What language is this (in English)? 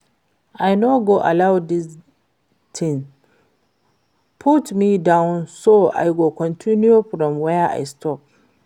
Nigerian Pidgin